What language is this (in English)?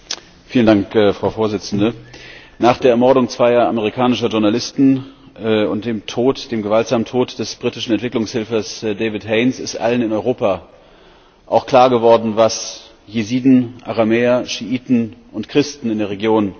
German